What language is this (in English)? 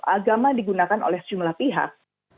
Indonesian